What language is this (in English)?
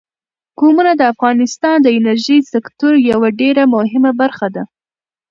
Pashto